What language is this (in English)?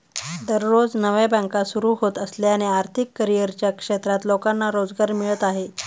Marathi